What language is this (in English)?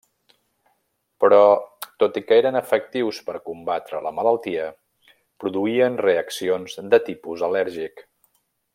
Catalan